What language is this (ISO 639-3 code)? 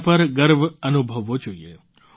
guj